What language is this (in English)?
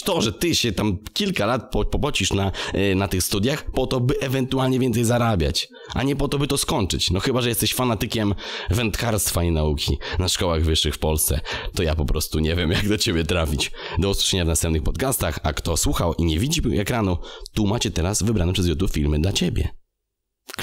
Polish